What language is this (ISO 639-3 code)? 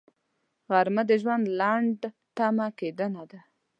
pus